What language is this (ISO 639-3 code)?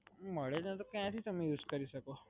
guj